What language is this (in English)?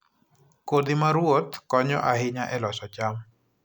Luo (Kenya and Tanzania)